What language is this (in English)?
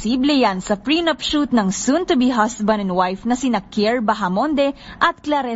Filipino